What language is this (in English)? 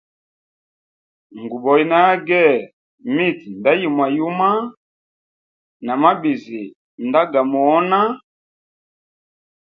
Hemba